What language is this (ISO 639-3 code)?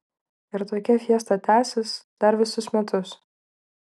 lit